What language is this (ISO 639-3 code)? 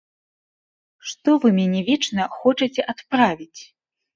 bel